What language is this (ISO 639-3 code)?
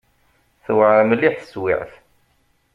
kab